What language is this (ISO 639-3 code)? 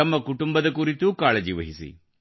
kan